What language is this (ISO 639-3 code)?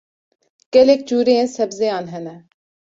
kur